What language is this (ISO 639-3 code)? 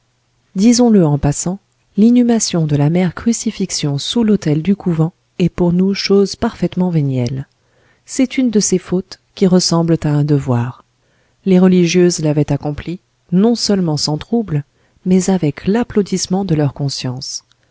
fra